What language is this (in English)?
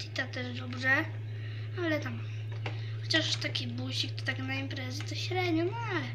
Polish